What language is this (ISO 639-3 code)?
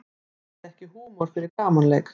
isl